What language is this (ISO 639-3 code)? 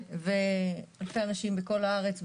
heb